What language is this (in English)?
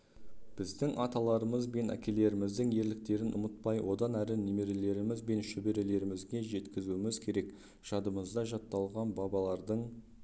Kazakh